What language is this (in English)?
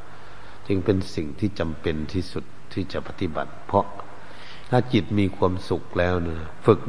Thai